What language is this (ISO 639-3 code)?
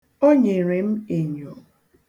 ibo